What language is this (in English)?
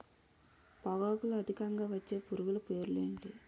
Telugu